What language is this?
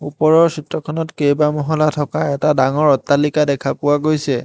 Assamese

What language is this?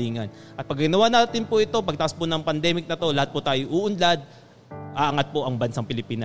Filipino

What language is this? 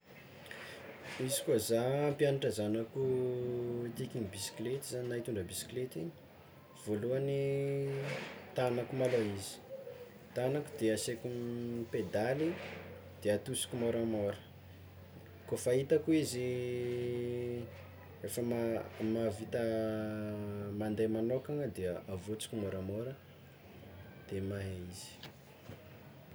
Tsimihety Malagasy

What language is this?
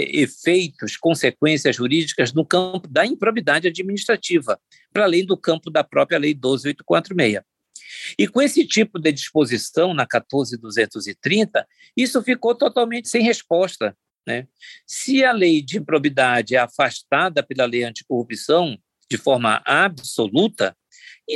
Portuguese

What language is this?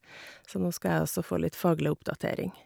Norwegian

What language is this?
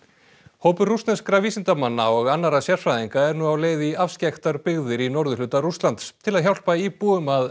Icelandic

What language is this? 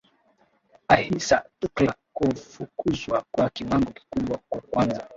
Swahili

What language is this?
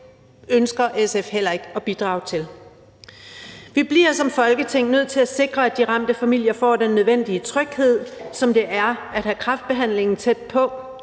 Danish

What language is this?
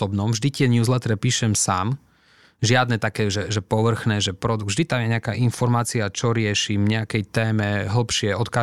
Slovak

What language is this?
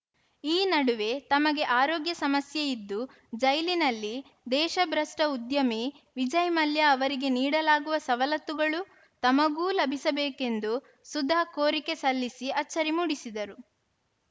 Kannada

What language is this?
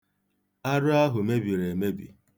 Igbo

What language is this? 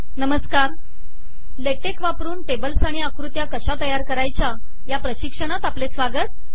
Marathi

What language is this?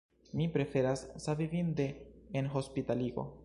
Esperanto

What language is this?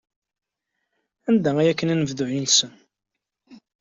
Kabyle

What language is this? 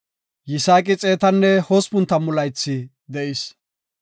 Gofa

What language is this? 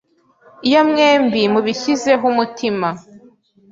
Kinyarwanda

